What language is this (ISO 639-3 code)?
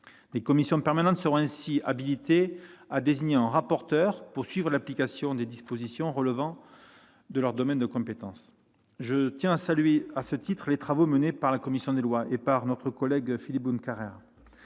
fra